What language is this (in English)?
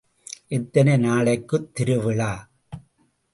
Tamil